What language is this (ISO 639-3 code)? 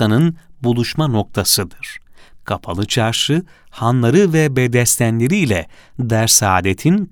tur